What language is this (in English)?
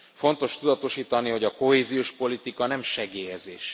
Hungarian